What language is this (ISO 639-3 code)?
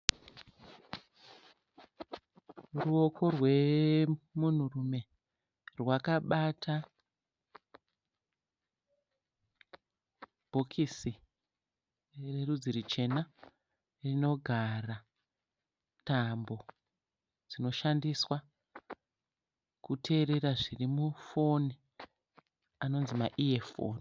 sna